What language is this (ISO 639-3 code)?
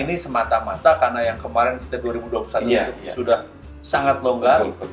ind